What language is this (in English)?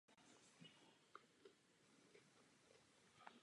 Czech